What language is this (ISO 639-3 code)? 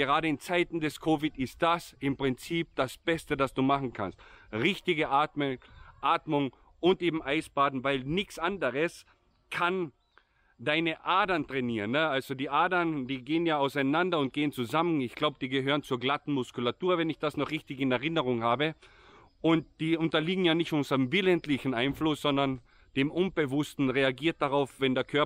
deu